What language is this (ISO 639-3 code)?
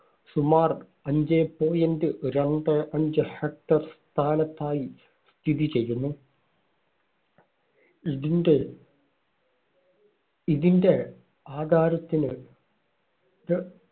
mal